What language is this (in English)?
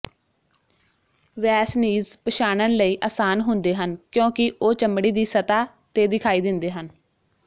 Punjabi